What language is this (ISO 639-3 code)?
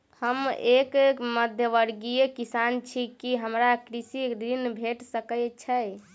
mai